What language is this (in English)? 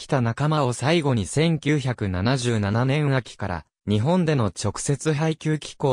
Japanese